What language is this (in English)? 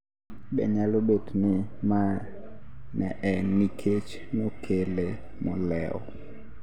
Luo (Kenya and Tanzania)